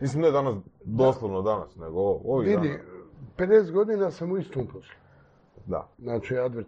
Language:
Croatian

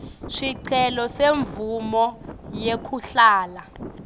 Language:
Swati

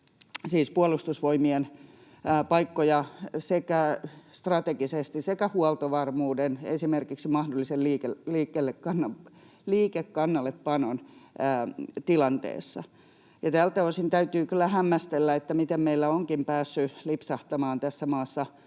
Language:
Finnish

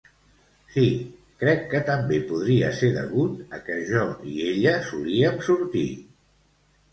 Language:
Catalan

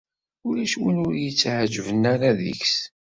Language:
Kabyle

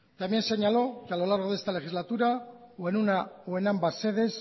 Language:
Spanish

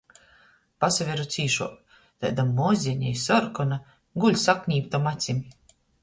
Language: Latgalian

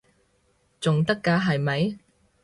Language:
Cantonese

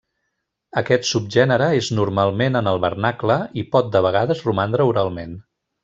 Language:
Catalan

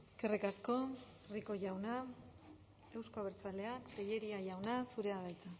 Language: Basque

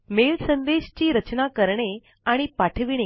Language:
Marathi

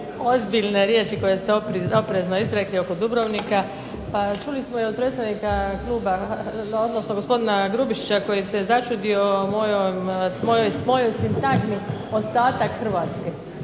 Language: Croatian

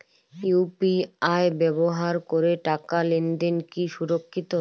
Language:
Bangla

